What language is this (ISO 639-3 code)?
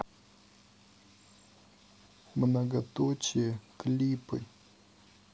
rus